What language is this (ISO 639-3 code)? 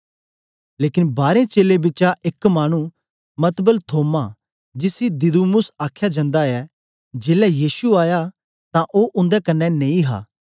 doi